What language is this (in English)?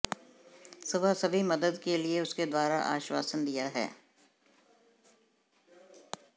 Hindi